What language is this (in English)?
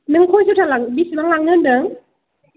Bodo